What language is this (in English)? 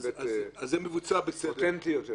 Hebrew